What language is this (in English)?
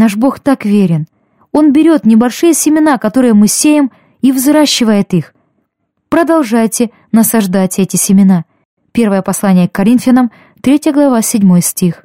Russian